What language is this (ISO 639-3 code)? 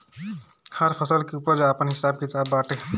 bho